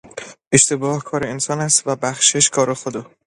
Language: Persian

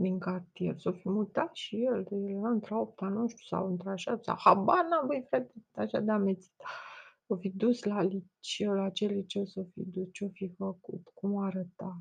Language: Romanian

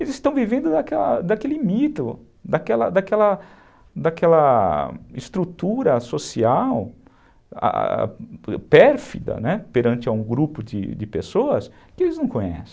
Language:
Portuguese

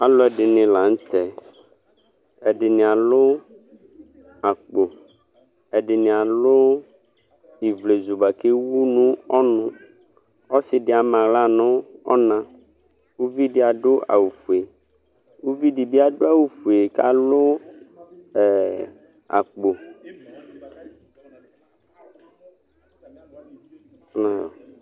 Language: Ikposo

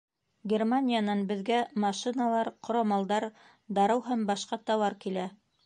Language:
Bashkir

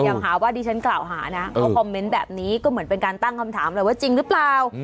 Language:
Thai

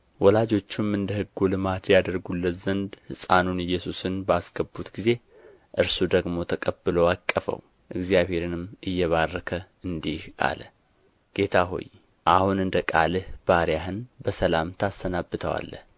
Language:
Amharic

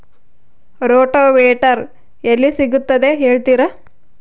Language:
Kannada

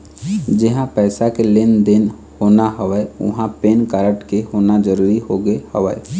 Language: Chhattisgarhi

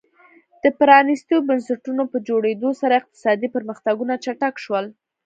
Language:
Pashto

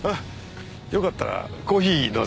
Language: Japanese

